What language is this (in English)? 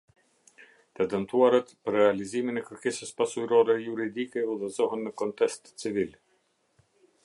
Albanian